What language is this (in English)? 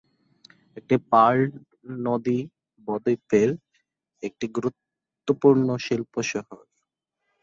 Bangla